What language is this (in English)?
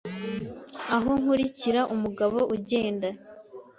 Kinyarwanda